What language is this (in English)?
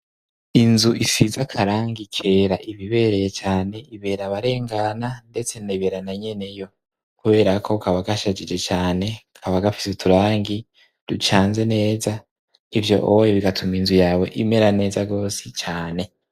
Rundi